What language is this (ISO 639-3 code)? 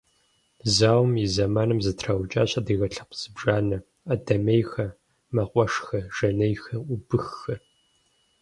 kbd